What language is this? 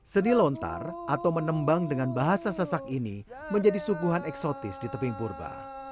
Indonesian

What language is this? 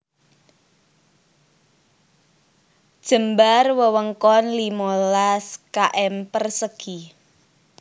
Javanese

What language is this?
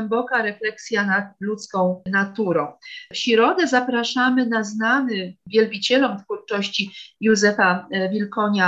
Polish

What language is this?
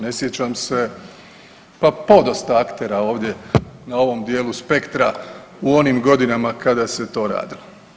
Croatian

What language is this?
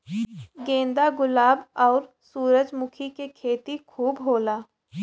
Bhojpuri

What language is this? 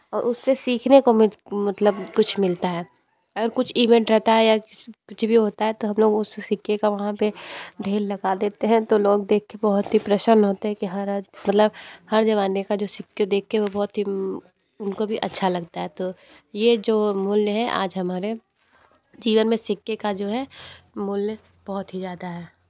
Hindi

